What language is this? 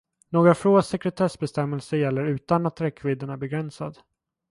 Swedish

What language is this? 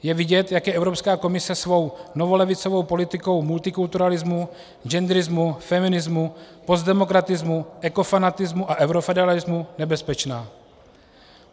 Czech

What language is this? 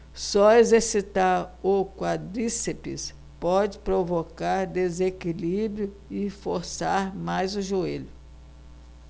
Portuguese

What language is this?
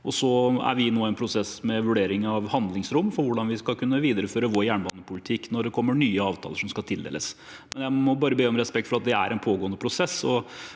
Norwegian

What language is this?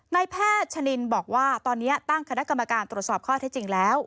Thai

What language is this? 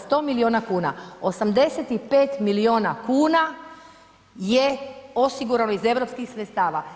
Croatian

